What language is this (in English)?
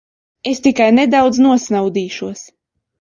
Latvian